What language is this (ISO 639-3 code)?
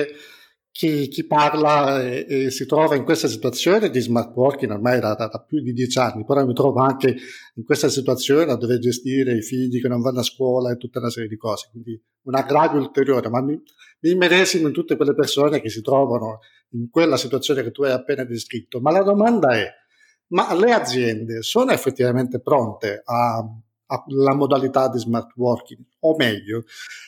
ita